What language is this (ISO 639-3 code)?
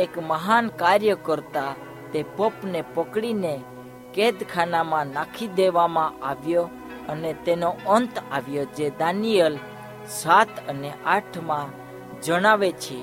hin